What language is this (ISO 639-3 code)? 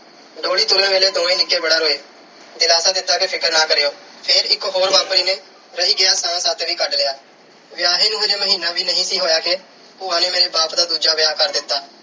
pan